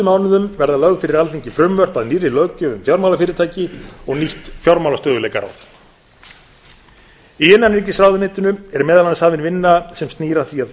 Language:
Icelandic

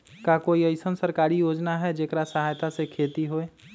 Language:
Magahi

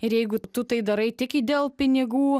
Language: Lithuanian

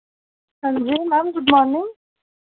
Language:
Dogri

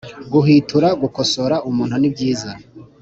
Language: Kinyarwanda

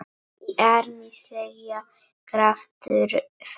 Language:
Icelandic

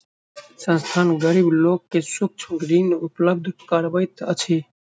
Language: Maithili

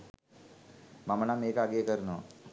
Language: Sinhala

